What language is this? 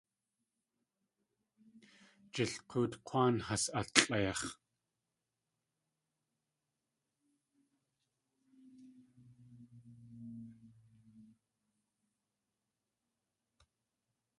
Tlingit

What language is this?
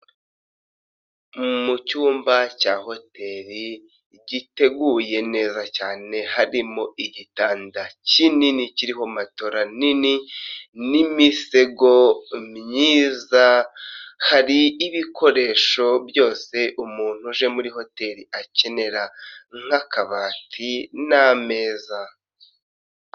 Kinyarwanda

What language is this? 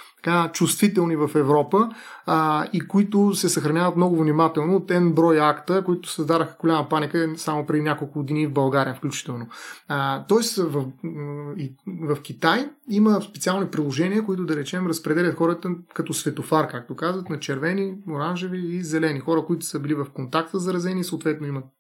Bulgarian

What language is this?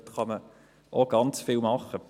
Swiss German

